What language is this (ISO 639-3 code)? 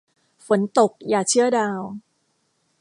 tha